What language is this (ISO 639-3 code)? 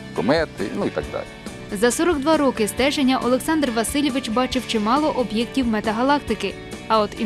ukr